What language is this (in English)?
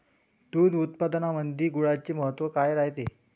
Marathi